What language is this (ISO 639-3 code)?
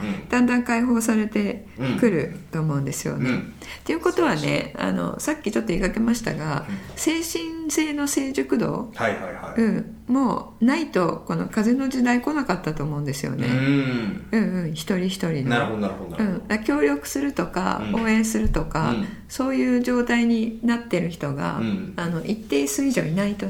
jpn